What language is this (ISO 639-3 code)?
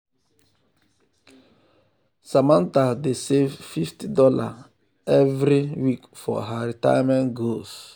pcm